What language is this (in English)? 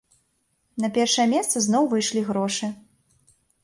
Belarusian